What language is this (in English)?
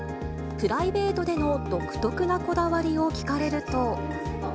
Japanese